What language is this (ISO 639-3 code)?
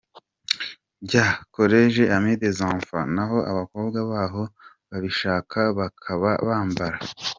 kin